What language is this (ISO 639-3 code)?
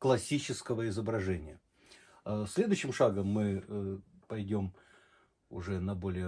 rus